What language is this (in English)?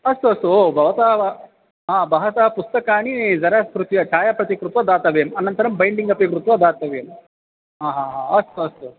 Sanskrit